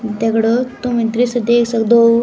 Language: Garhwali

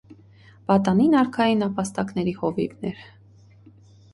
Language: Armenian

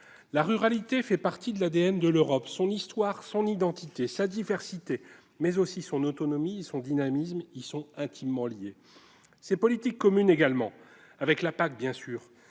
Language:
French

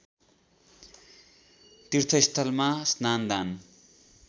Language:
Nepali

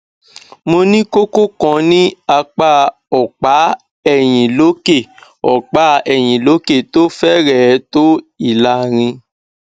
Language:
Yoruba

